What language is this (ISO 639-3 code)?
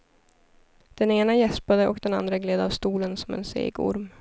swe